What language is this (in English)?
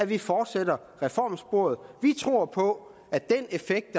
Danish